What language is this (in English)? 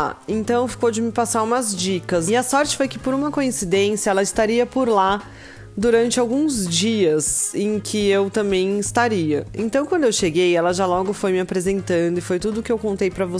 Portuguese